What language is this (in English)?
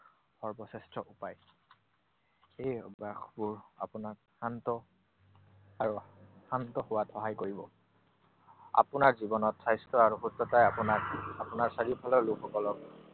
Assamese